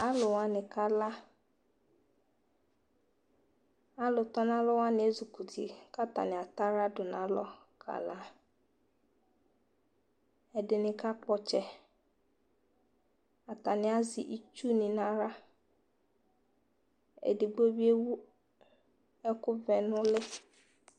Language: Ikposo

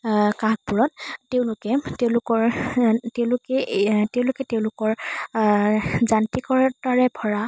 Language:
Assamese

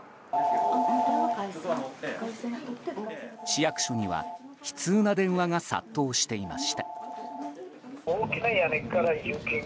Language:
Japanese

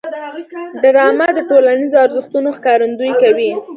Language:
Pashto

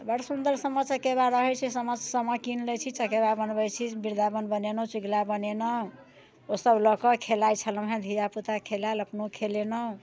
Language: Maithili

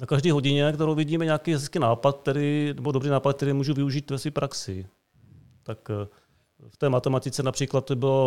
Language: Czech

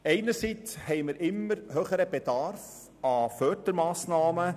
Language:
Swiss German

